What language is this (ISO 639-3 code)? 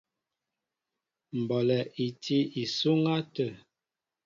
mbo